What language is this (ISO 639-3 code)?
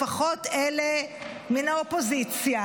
heb